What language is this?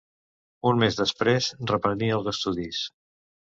Catalan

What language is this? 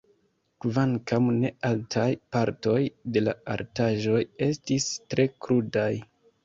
Esperanto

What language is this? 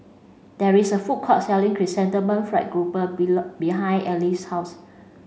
English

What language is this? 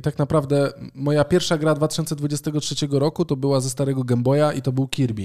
Polish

